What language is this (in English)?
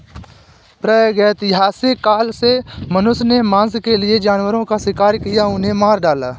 Hindi